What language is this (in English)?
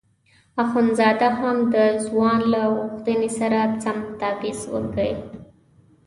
Pashto